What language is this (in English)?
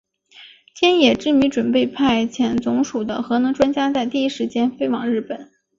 Chinese